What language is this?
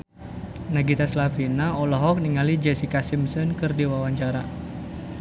Sundanese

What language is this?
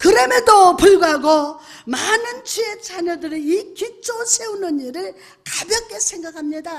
Korean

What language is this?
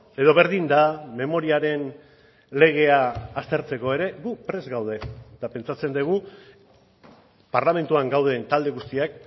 Basque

